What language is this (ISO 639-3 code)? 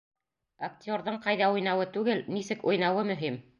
bak